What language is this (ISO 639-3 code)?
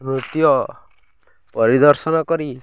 ori